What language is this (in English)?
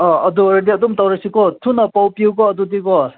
Manipuri